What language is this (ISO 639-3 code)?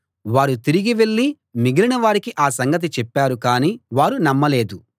tel